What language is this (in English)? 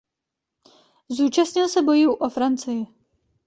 Czech